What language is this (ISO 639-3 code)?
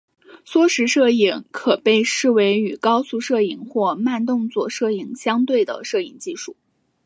zho